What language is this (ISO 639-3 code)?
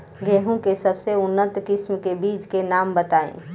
bho